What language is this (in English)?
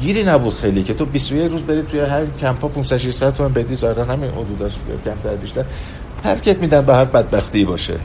Persian